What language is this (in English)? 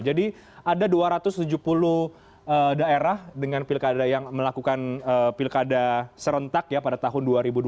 Indonesian